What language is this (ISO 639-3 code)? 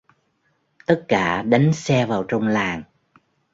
vie